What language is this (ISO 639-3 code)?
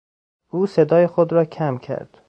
fas